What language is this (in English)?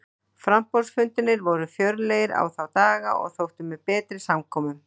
Icelandic